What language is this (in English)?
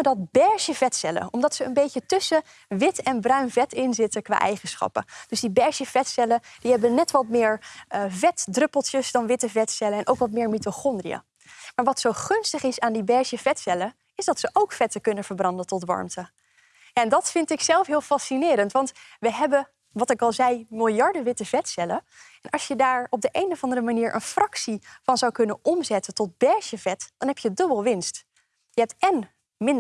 Dutch